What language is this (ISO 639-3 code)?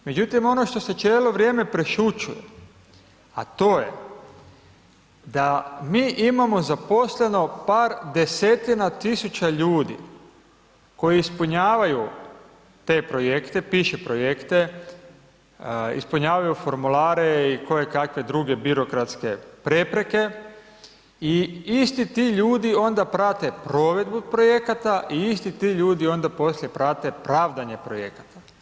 hrv